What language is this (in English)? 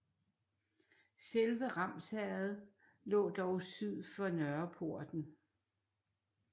Danish